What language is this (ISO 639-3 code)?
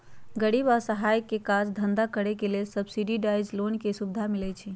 mag